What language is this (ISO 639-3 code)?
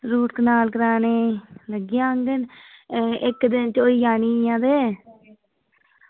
doi